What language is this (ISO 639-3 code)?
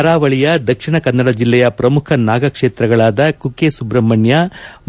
kan